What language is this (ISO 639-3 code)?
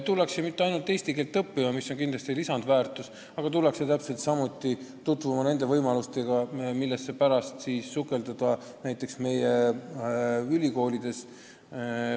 est